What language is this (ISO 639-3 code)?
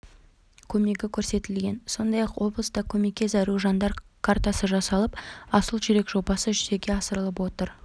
kaz